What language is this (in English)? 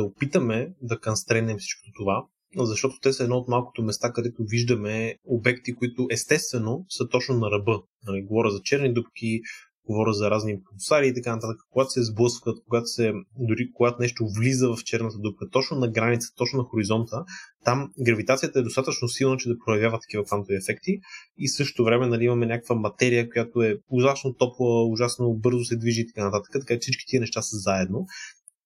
Bulgarian